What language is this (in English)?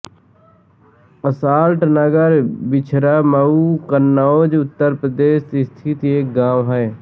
Hindi